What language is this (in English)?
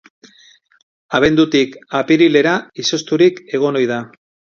Basque